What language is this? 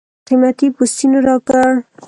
Pashto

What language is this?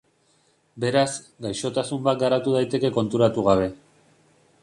Basque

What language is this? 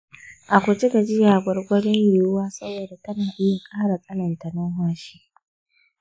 Hausa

